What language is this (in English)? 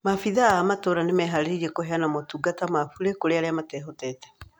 Kikuyu